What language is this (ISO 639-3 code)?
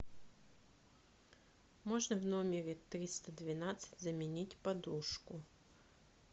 rus